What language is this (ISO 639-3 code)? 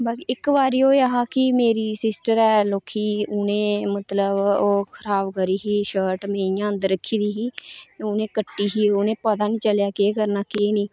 doi